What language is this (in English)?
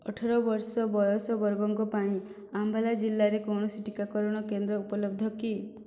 Odia